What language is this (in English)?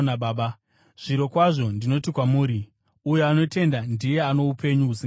Shona